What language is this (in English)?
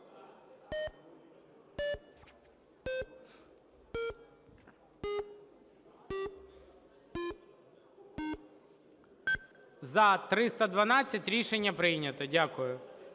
Ukrainian